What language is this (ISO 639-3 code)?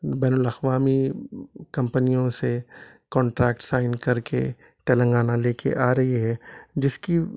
urd